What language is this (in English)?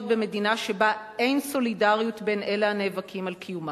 Hebrew